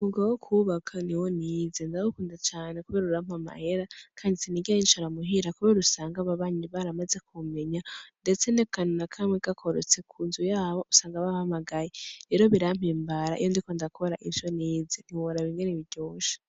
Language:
Rundi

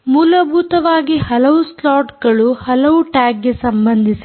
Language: Kannada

